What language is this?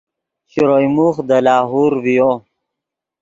Yidgha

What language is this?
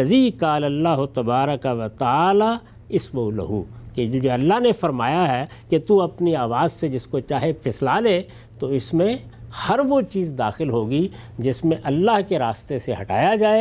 Urdu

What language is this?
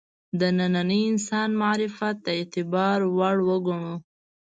Pashto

